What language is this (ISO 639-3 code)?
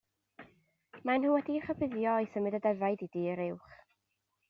cym